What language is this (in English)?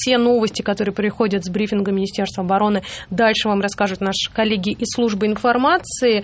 Russian